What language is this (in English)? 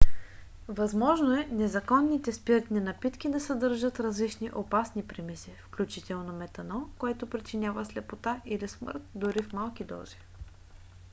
Bulgarian